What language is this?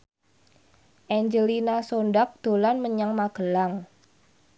Javanese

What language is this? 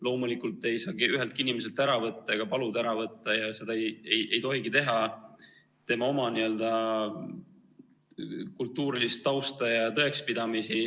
Estonian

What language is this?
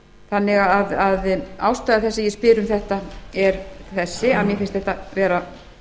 Icelandic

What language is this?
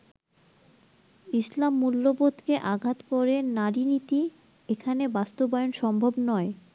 Bangla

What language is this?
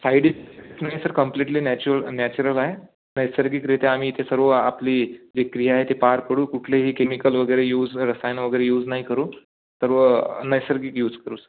Marathi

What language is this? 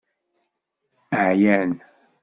Kabyle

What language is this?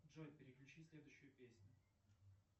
Russian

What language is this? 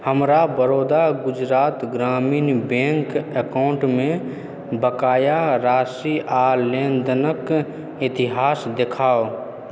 Maithili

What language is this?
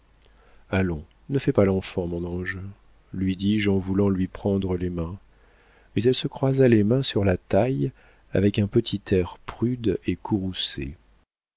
French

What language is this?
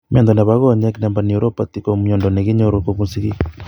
Kalenjin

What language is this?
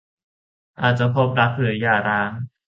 Thai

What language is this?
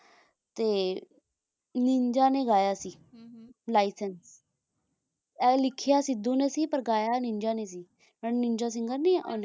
Punjabi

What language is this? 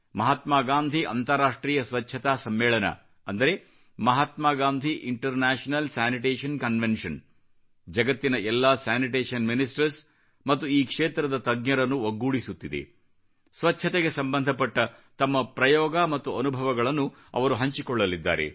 Kannada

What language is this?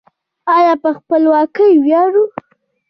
Pashto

